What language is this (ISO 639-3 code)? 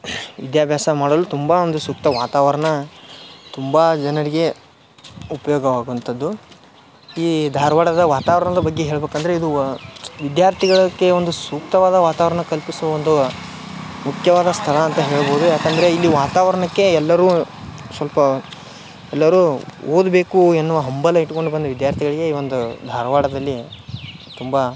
kan